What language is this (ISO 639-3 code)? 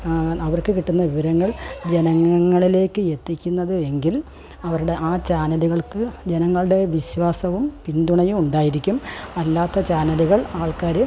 mal